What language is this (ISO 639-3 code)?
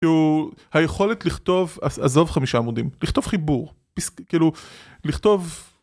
heb